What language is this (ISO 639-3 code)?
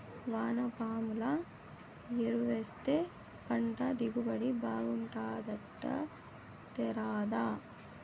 tel